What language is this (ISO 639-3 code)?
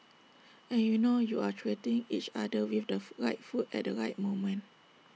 eng